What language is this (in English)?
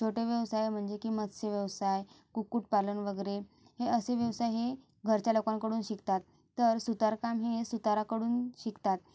Marathi